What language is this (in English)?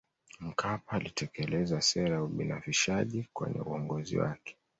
Swahili